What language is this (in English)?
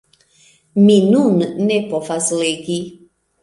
Esperanto